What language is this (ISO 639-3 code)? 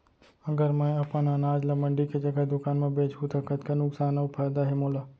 hne